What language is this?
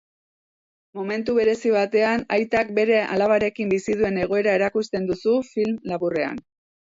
Basque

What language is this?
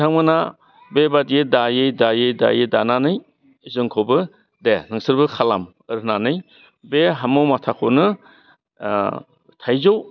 Bodo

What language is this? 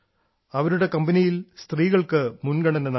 Malayalam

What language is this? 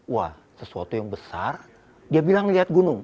Indonesian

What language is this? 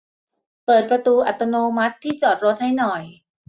Thai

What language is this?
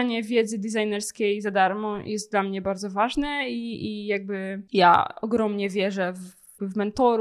Polish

